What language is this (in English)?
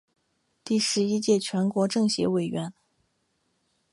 Chinese